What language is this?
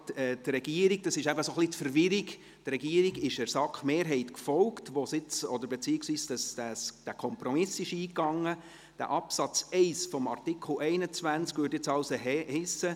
Swiss German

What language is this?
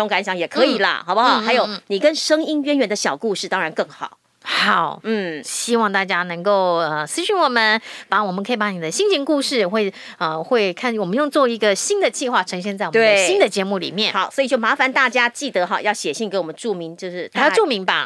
Chinese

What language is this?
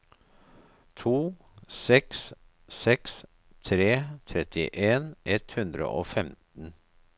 Norwegian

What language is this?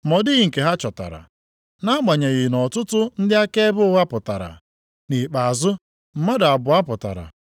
Igbo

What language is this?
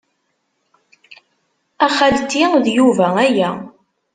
Kabyle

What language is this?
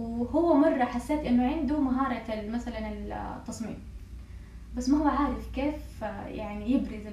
Arabic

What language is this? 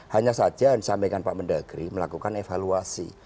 Indonesian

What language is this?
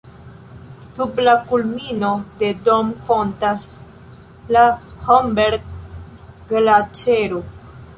Esperanto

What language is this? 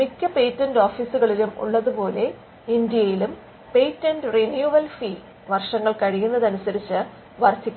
Malayalam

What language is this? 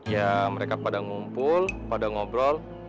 Indonesian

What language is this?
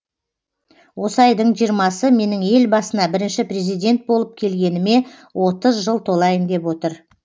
Kazakh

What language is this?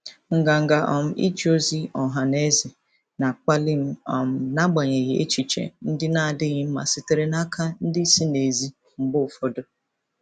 Igbo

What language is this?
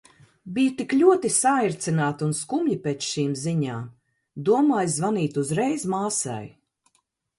Latvian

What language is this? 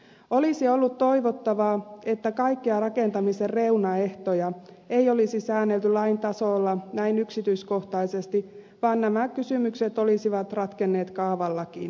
Finnish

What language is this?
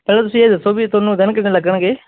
Punjabi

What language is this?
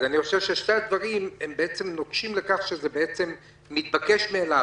Hebrew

